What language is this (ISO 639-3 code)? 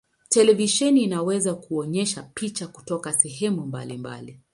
swa